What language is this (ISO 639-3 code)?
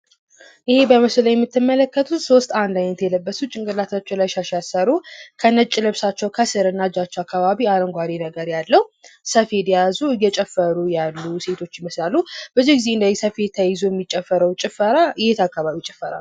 amh